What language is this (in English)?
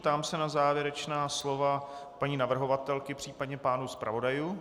Czech